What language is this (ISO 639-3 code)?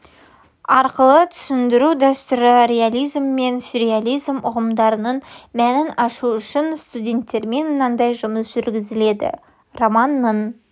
kaz